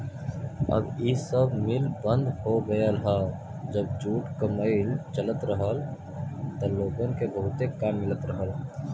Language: Bhojpuri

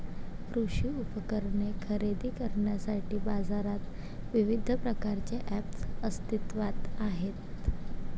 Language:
Marathi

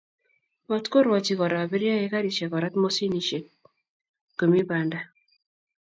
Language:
Kalenjin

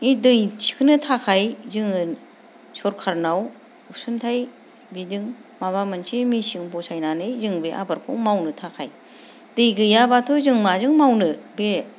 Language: Bodo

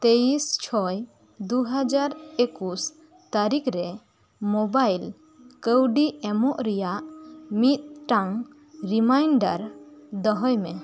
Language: Santali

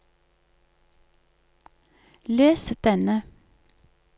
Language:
Norwegian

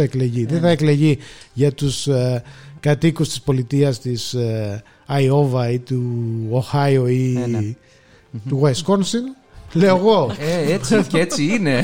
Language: Greek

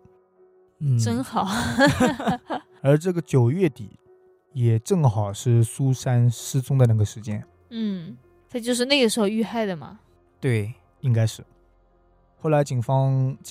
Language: Chinese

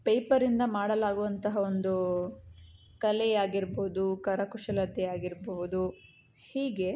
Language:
Kannada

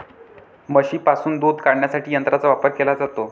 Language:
Marathi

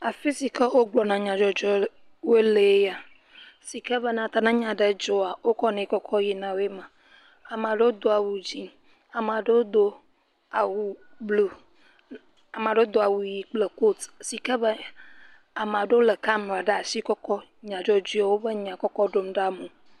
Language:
Ewe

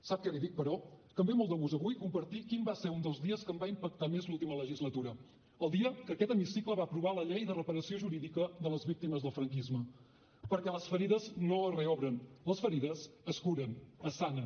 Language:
Catalan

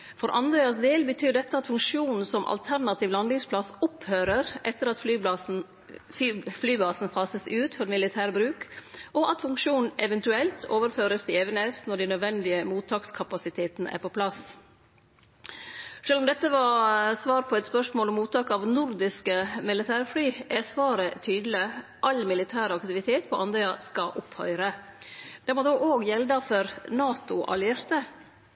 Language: Norwegian Nynorsk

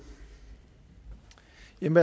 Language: Danish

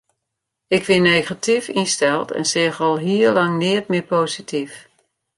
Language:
Western Frisian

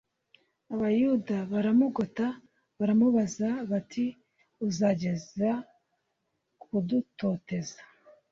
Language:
Kinyarwanda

